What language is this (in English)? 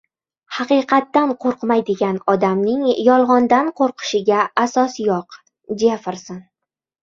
Uzbek